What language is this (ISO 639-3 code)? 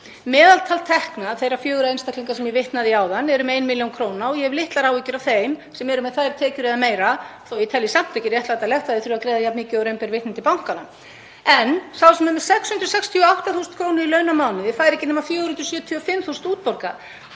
isl